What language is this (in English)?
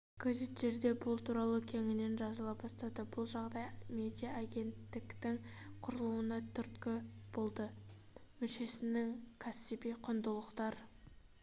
Kazakh